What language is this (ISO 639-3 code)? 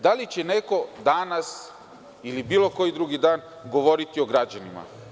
srp